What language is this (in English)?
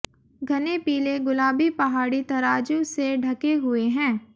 Hindi